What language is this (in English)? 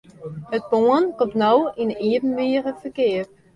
Western Frisian